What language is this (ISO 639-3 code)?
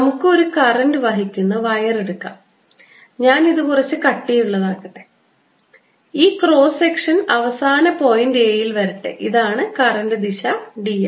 mal